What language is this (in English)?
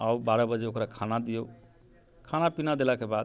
Maithili